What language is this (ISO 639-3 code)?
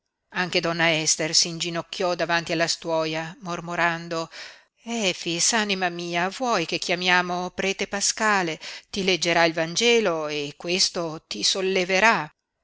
ita